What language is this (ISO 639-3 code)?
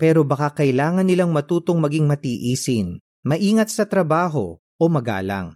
fil